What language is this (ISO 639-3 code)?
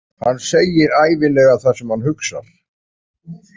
isl